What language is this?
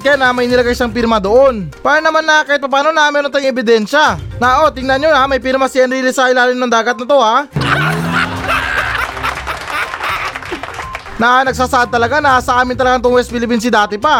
Filipino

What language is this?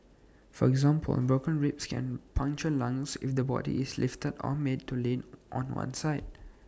English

